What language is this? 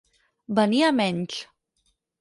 Catalan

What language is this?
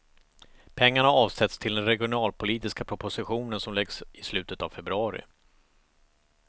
Swedish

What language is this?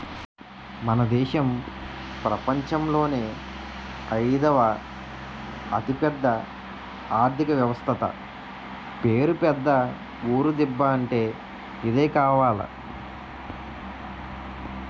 Telugu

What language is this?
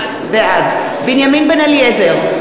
Hebrew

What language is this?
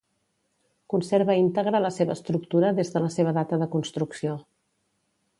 Catalan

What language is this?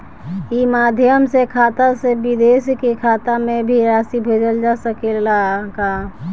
Bhojpuri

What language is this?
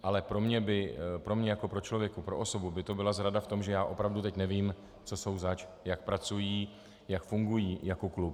Czech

